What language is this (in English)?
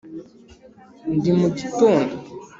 Kinyarwanda